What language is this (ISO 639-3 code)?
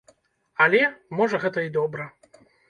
bel